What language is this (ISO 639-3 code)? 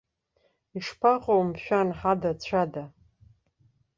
abk